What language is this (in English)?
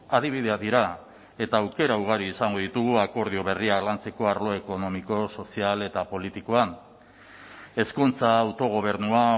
Basque